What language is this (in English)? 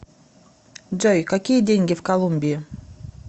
Russian